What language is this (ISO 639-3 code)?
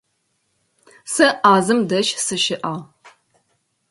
ady